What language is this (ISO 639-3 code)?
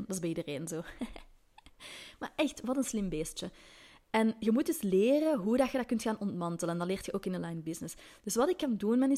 nld